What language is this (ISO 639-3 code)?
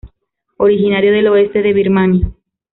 spa